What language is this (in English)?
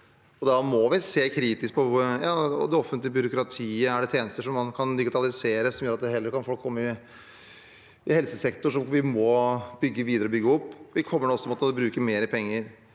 Norwegian